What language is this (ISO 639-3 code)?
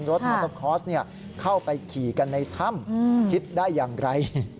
tha